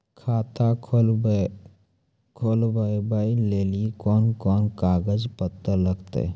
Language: Maithili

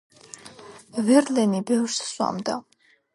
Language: Georgian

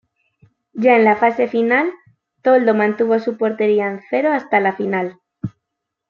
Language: Spanish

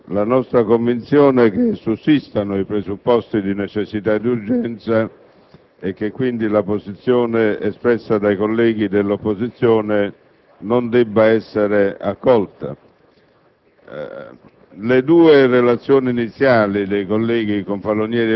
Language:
Italian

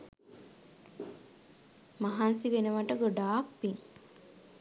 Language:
Sinhala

